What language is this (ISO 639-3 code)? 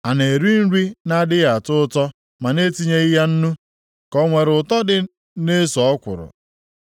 ibo